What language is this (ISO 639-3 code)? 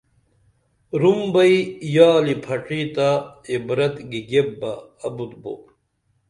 dml